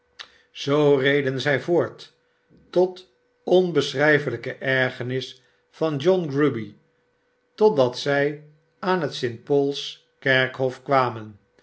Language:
Dutch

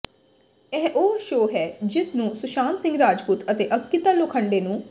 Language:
Punjabi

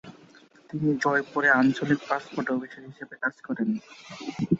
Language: Bangla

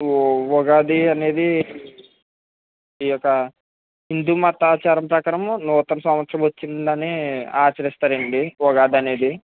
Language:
Telugu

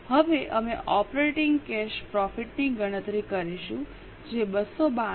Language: Gujarati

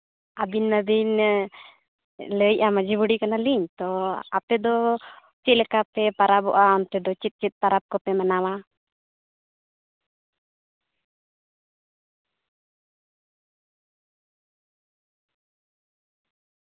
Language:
Santali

